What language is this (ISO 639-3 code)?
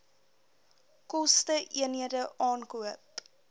afr